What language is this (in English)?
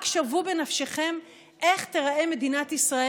Hebrew